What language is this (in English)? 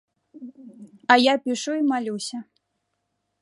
Belarusian